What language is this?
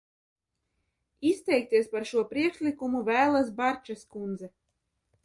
Latvian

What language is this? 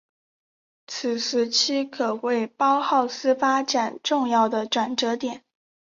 Chinese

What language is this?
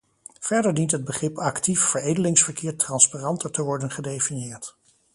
Dutch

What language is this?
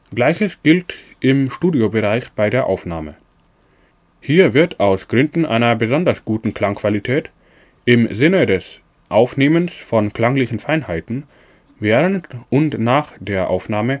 German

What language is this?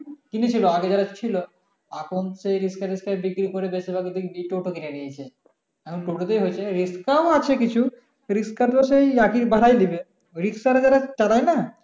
Bangla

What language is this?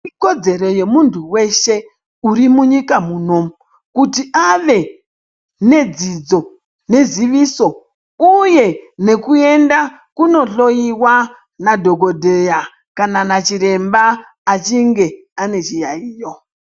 Ndau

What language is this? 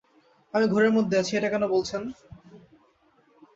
Bangla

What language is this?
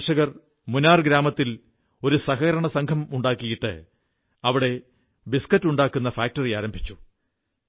Malayalam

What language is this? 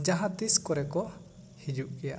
Santali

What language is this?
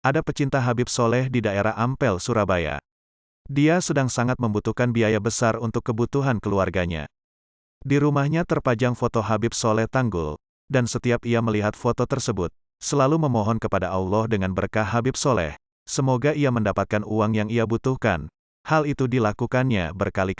Indonesian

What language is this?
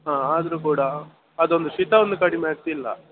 Kannada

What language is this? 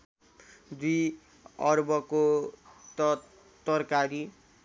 Nepali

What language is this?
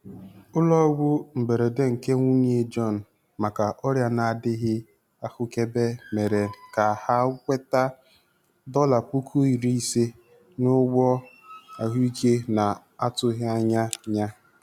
Igbo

